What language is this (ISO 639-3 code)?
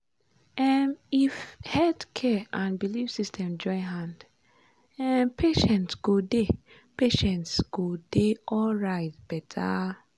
pcm